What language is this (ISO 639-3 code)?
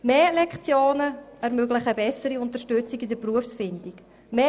gsw